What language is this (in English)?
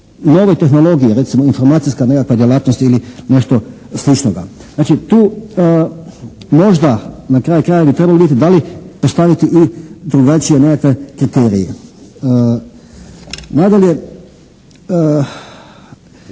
Croatian